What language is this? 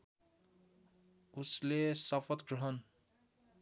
Nepali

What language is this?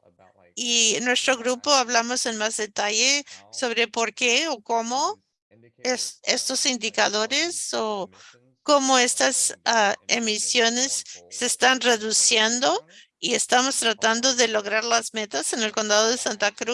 Spanish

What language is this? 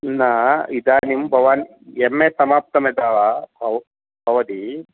Sanskrit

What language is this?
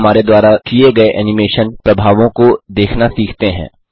Hindi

